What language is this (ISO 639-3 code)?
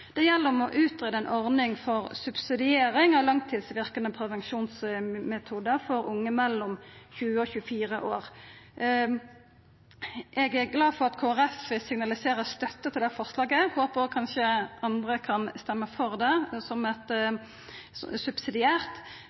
nno